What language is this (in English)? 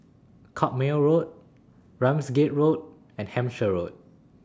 English